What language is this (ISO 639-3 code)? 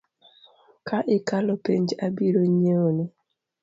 luo